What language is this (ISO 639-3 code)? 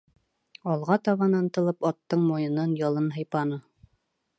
bak